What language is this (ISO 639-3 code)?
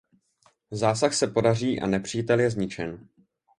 ces